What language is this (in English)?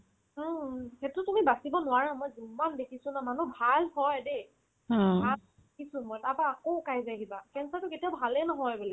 Assamese